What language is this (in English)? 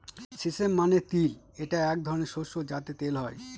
Bangla